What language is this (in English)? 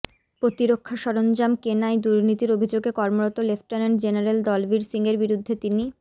Bangla